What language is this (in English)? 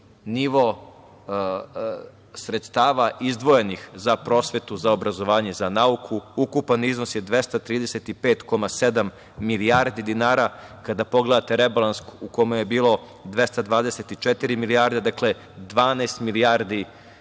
Serbian